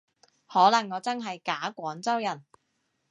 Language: Cantonese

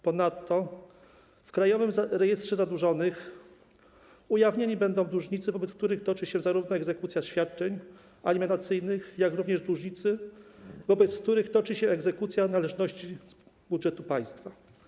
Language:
Polish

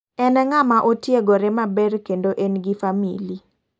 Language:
Luo (Kenya and Tanzania)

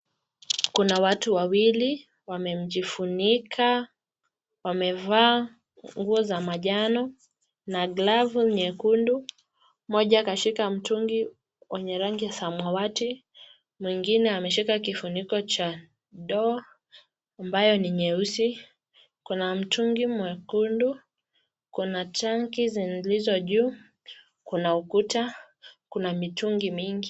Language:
Swahili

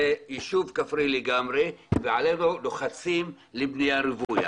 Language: Hebrew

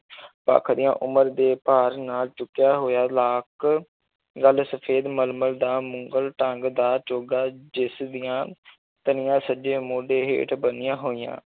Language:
Punjabi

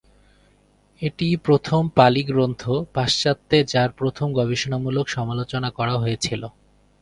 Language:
Bangla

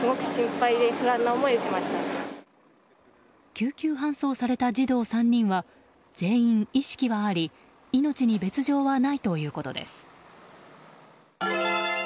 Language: Japanese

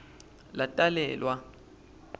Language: Swati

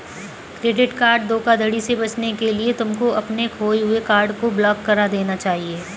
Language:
Hindi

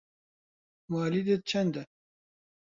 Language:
Central Kurdish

